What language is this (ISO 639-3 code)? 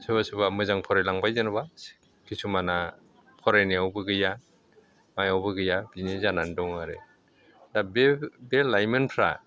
brx